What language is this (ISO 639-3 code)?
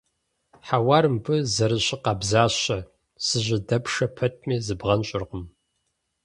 kbd